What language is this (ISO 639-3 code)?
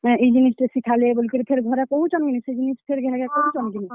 ori